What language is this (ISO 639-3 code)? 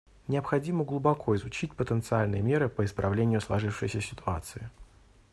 rus